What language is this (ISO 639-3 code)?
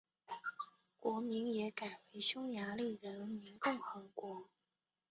zho